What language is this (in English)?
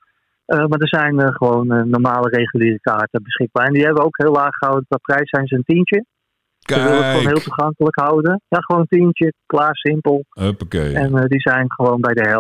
Dutch